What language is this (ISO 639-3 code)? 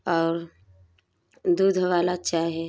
hin